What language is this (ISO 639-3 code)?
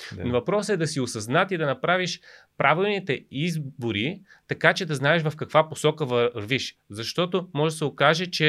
bul